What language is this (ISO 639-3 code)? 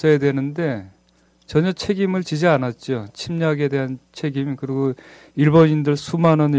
kor